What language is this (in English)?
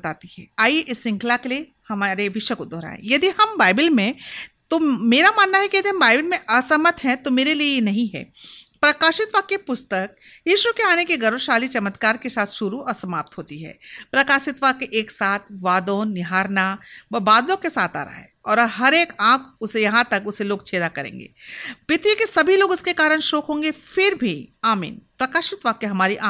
Hindi